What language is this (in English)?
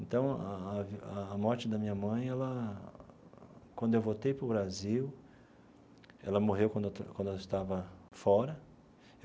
Portuguese